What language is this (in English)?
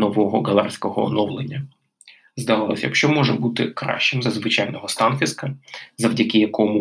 Ukrainian